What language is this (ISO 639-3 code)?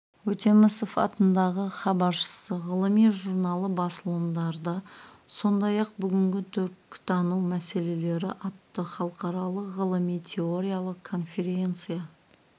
kaz